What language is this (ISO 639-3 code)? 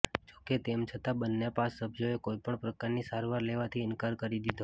guj